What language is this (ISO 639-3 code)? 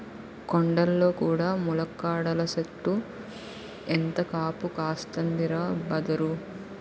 tel